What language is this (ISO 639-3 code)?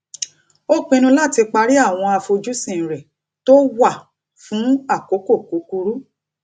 yor